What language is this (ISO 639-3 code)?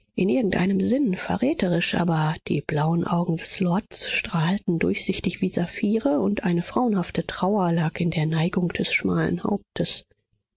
deu